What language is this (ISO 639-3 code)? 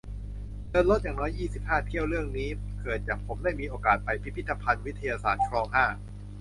tha